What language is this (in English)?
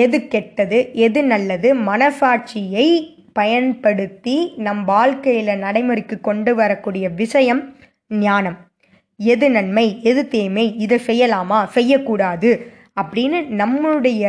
Tamil